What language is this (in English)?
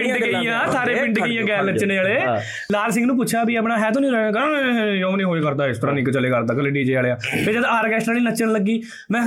Punjabi